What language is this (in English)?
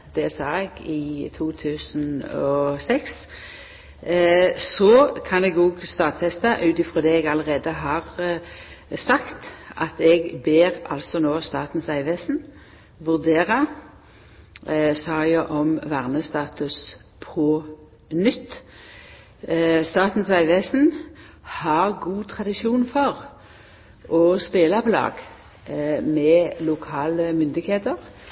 Norwegian Nynorsk